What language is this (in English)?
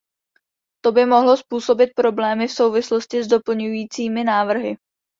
Czech